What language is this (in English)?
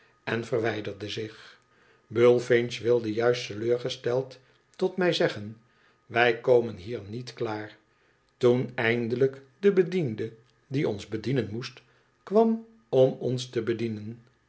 Dutch